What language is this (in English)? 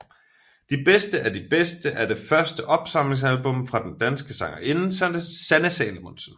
Danish